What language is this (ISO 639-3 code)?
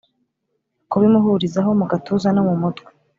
kin